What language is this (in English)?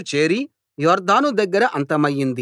Telugu